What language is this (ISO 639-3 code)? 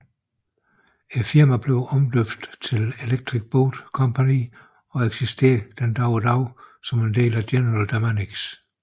dan